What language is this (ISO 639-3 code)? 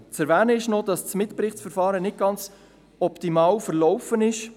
gsw